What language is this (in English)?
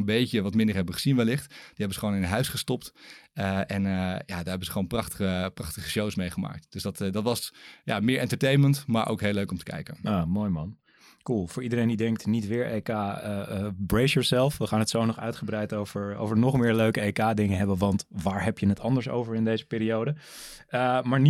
Dutch